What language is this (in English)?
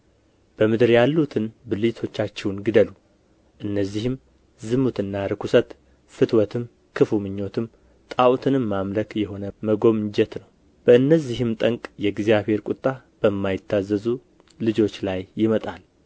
Amharic